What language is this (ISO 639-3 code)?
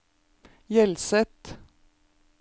nor